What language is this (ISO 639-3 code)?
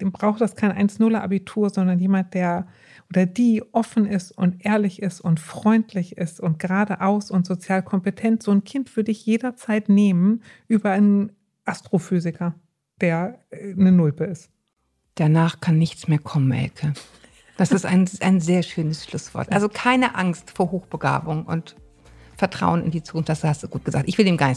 deu